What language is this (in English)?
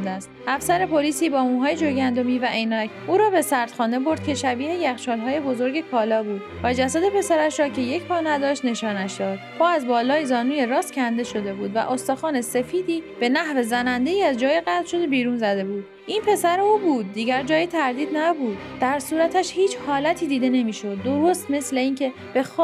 Persian